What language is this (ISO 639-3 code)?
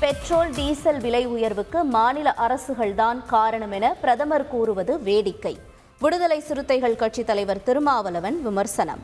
tam